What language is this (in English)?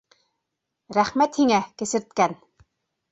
Bashkir